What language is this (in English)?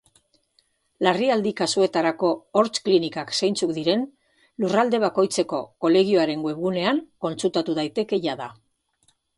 Basque